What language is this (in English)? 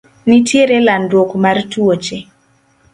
Luo (Kenya and Tanzania)